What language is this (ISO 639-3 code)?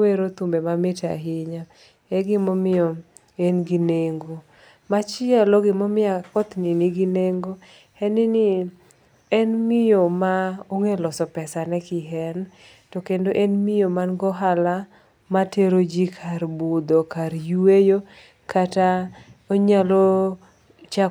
luo